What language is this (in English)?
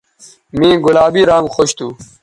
Bateri